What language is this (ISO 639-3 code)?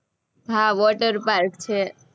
guj